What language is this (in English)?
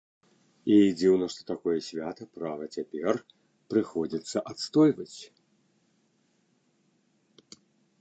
Belarusian